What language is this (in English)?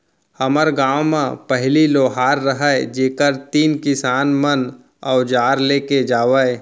Chhattisgarhi